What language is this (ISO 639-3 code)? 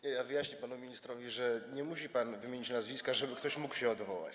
pol